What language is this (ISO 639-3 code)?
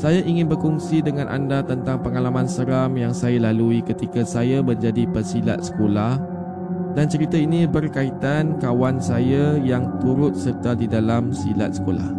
msa